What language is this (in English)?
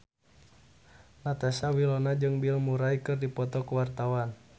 Sundanese